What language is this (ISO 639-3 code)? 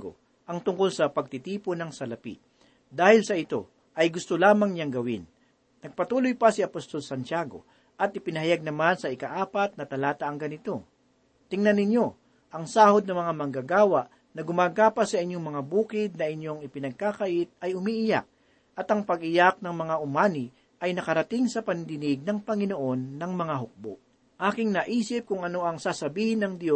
fil